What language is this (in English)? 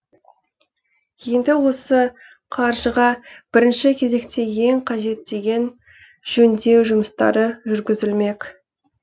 Kazakh